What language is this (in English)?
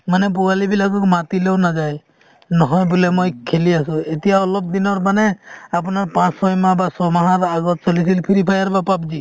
Assamese